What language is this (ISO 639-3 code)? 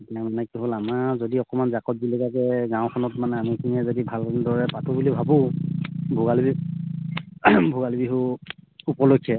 asm